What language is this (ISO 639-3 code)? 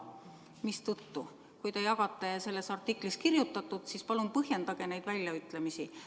est